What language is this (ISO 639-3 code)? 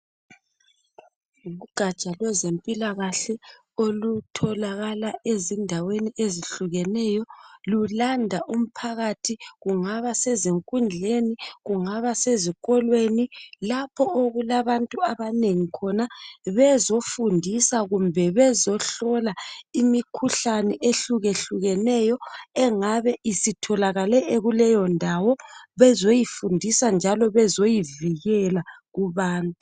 nde